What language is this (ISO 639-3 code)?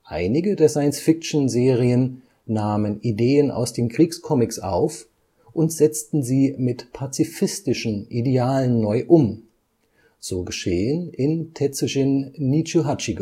deu